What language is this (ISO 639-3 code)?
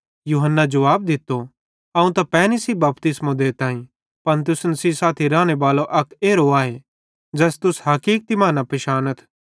bhd